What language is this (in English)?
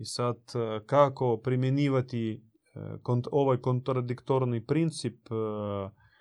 Croatian